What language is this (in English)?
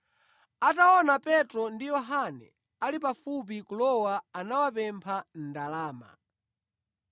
Nyanja